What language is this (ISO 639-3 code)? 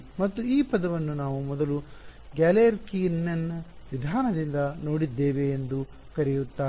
kan